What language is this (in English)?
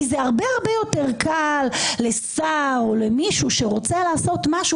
Hebrew